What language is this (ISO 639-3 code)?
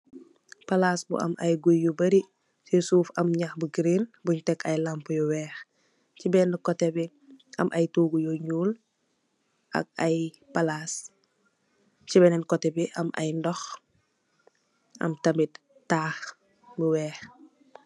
wol